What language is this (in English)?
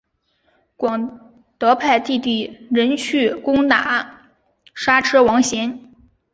Chinese